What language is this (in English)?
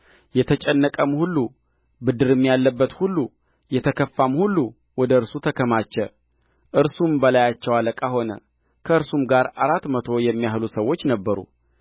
Amharic